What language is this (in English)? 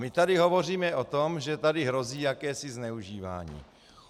Czech